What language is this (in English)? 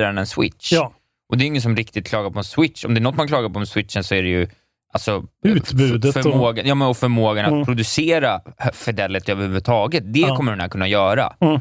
Swedish